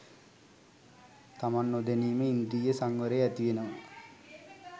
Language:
Sinhala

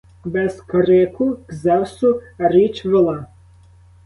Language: Ukrainian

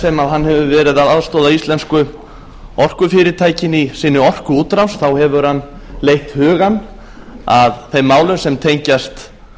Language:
Icelandic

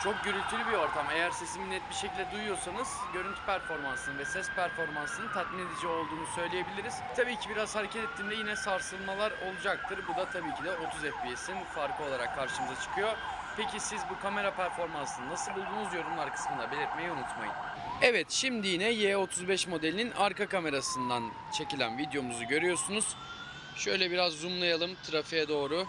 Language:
Turkish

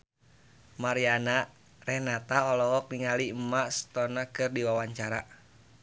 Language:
Sundanese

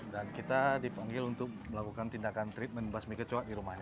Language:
Indonesian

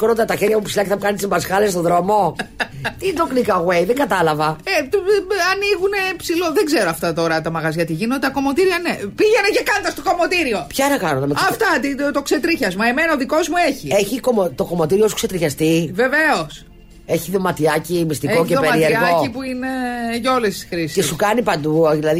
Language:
Greek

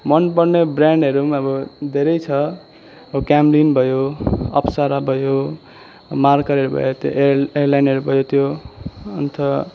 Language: Nepali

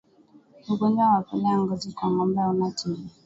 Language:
Swahili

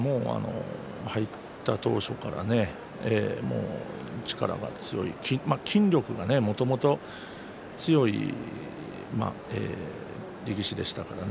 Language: Japanese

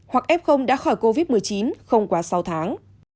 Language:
Vietnamese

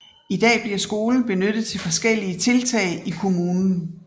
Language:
Danish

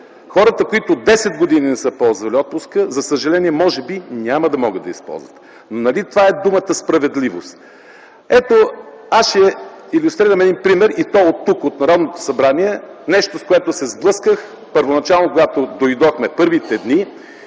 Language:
Bulgarian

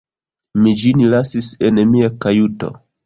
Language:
Esperanto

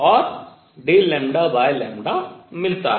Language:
Hindi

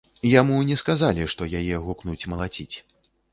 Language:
Belarusian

